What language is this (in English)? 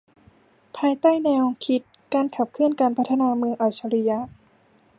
Thai